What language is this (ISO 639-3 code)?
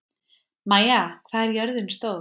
isl